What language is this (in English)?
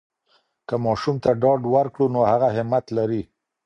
Pashto